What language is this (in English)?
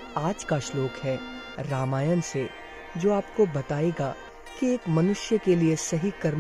Hindi